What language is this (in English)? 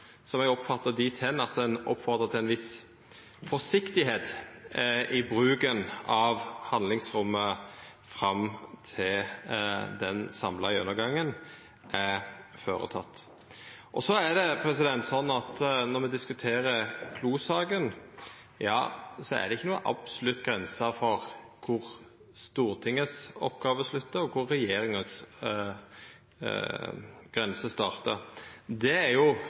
Norwegian Nynorsk